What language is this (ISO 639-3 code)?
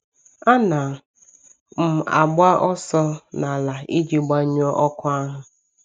ibo